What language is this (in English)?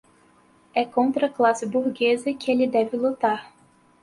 Portuguese